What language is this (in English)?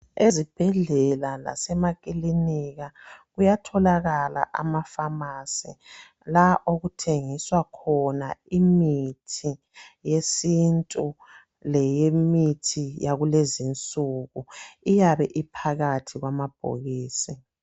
North Ndebele